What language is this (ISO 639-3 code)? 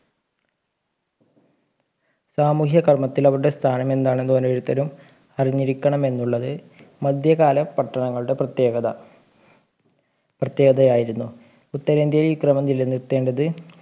mal